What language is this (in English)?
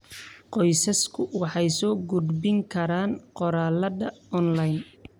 Somali